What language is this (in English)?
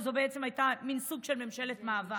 Hebrew